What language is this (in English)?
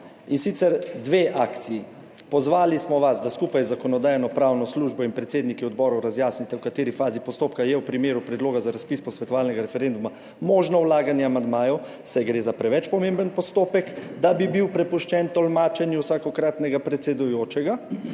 Slovenian